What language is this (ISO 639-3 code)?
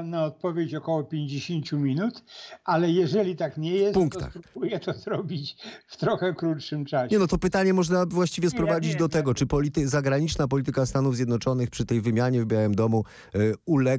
pol